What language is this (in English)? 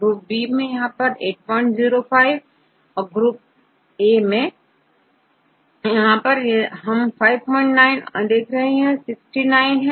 Hindi